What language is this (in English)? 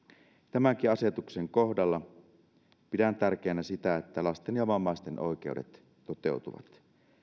Finnish